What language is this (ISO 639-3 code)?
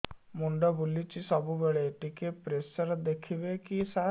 ori